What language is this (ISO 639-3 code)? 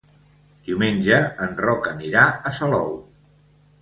cat